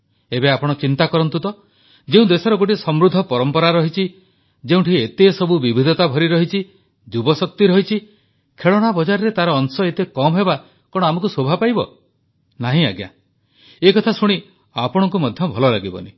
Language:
Odia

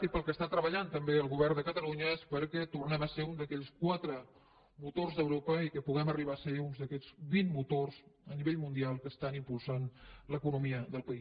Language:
Catalan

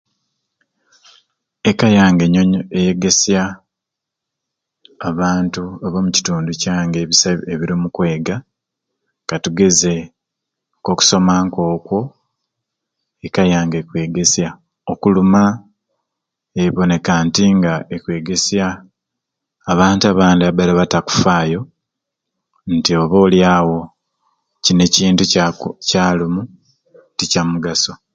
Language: Ruuli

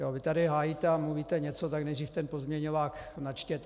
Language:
Czech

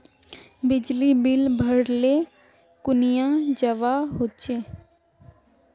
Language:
Magahi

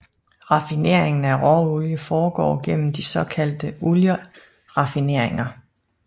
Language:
Danish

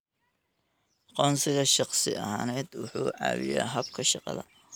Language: Somali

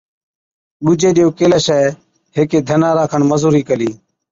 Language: Od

